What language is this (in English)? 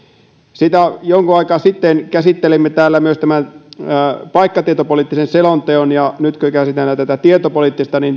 Finnish